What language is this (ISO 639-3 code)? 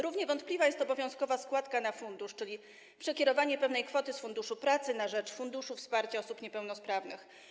pol